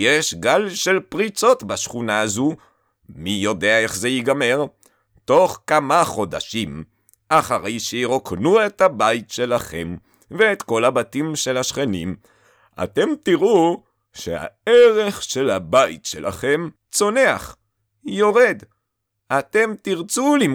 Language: Hebrew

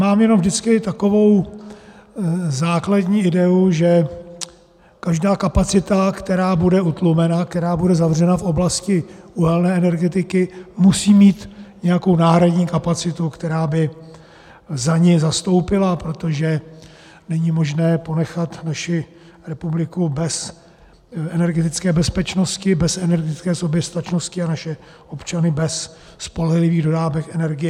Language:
Czech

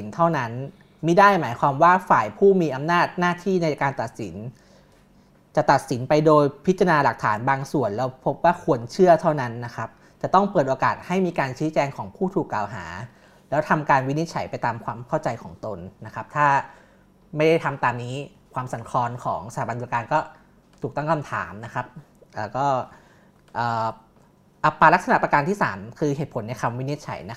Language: Thai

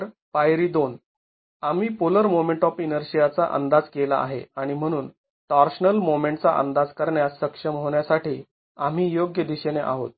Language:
Marathi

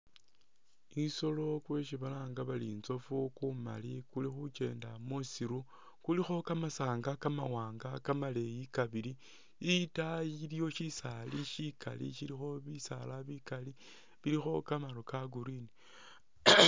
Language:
Masaaba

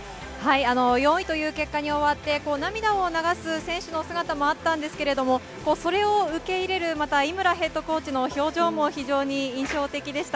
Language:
Japanese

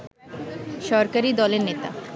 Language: Bangla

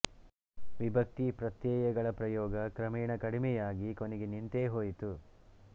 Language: Kannada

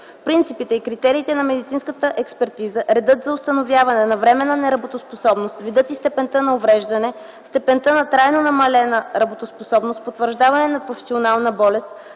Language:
Bulgarian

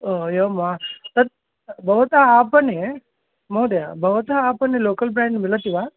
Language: Sanskrit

